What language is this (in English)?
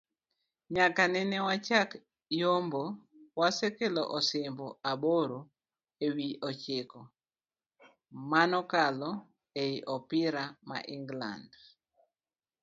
Luo (Kenya and Tanzania)